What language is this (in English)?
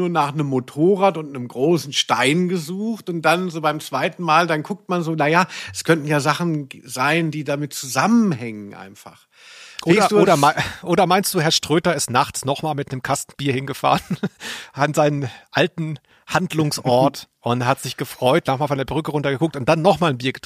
German